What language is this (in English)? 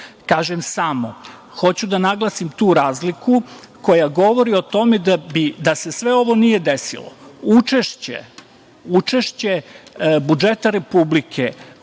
Serbian